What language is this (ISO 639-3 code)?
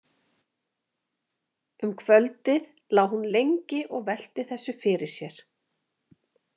isl